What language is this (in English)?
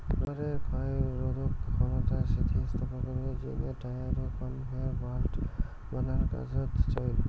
Bangla